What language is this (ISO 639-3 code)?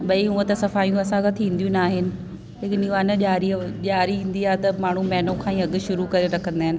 snd